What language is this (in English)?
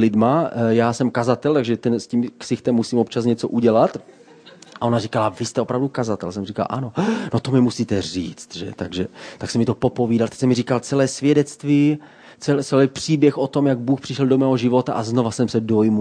Czech